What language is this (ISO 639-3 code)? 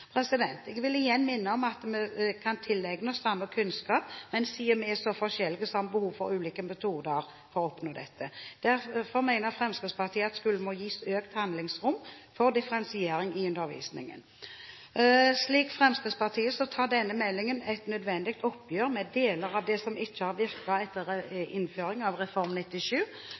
nob